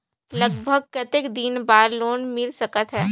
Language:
Chhattisgarhi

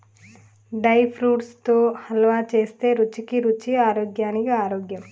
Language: Telugu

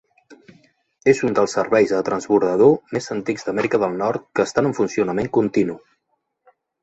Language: Catalan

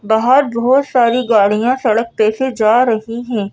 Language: Hindi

